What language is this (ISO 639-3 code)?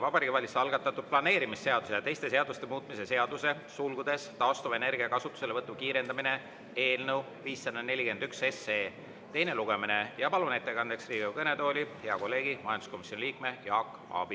est